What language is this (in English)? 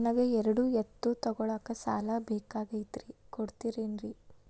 Kannada